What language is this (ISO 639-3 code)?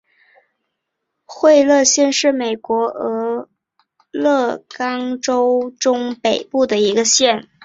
zho